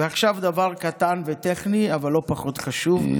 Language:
Hebrew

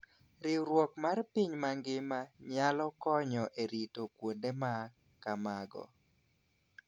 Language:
Luo (Kenya and Tanzania)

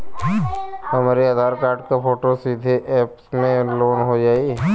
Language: Bhojpuri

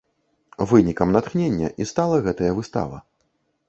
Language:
Belarusian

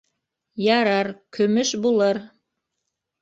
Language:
Bashkir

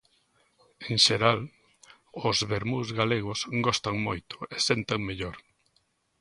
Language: Galician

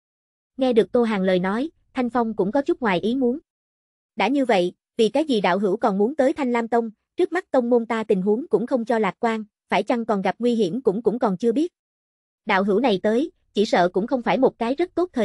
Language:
Vietnamese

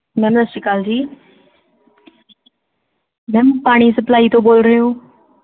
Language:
Punjabi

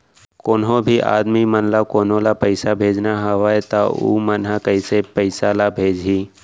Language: Chhattisgarhi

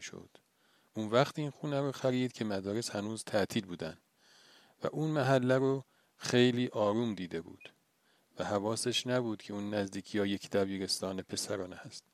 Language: Persian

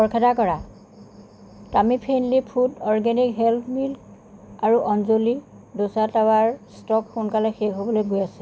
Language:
Assamese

